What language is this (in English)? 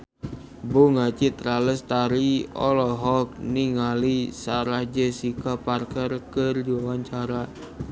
Sundanese